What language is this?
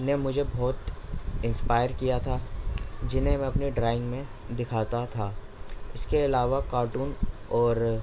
Urdu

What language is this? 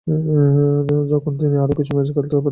Bangla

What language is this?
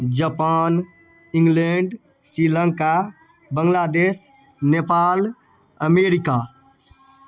Maithili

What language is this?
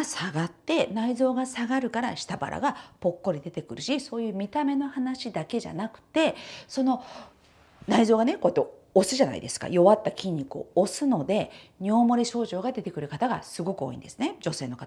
Japanese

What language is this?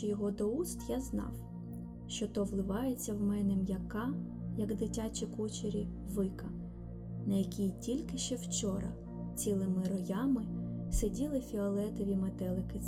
Ukrainian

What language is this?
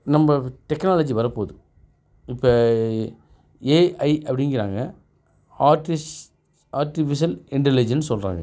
Tamil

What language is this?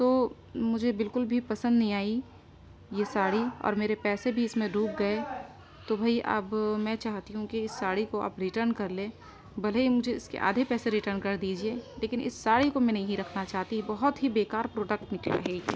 Urdu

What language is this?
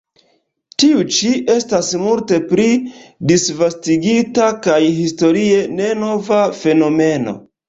Esperanto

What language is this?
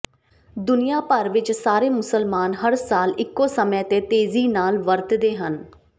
Punjabi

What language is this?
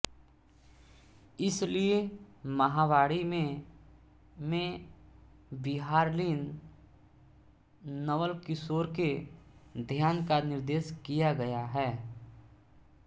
Hindi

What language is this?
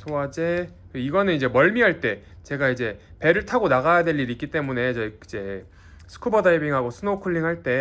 Korean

